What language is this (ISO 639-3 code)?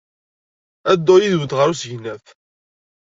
kab